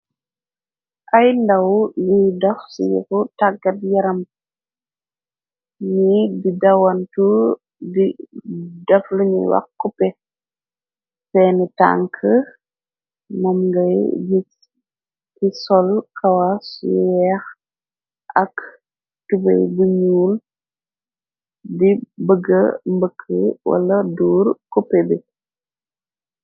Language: Wolof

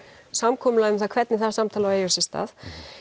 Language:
Icelandic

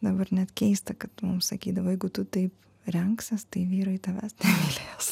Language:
Lithuanian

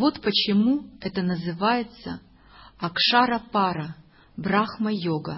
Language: Russian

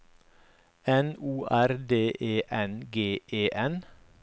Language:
Norwegian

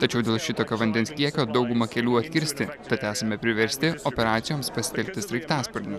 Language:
Lithuanian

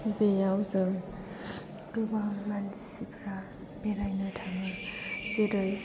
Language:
Bodo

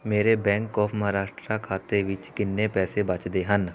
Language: Punjabi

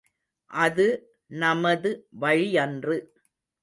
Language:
Tamil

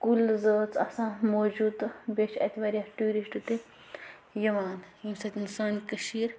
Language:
Kashmiri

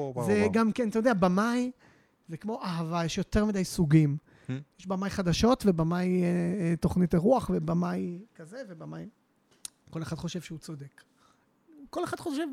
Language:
Hebrew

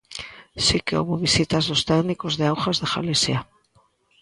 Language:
Galician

